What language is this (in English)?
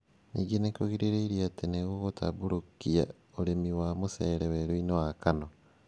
Kikuyu